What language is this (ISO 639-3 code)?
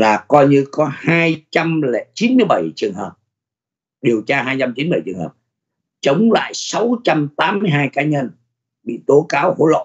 vie